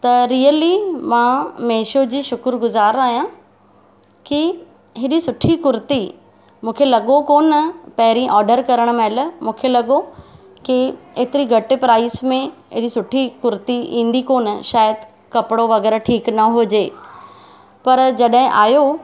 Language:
Sindhi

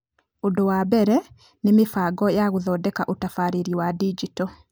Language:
Kikuyu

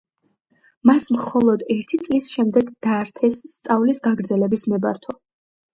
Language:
Georgian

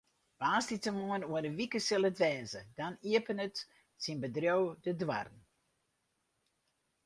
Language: Western Frisian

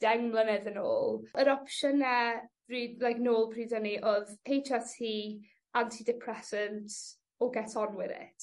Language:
Welsh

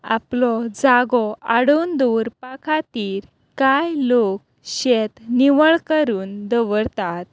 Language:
Konkani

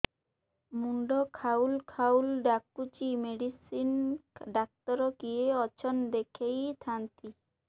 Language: Odia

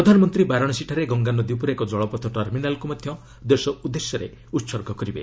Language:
Odia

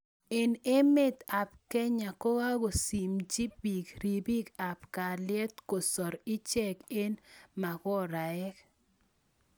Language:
Kalenjin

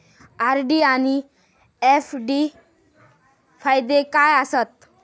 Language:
Marathi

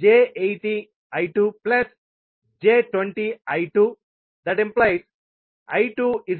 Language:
Telugu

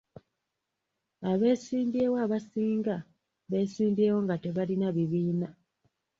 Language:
Ganda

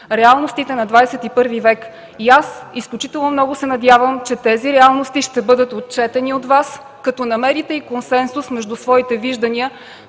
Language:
Bulgarian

